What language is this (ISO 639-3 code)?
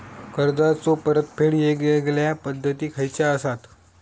mar